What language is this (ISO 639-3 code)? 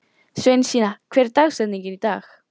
isl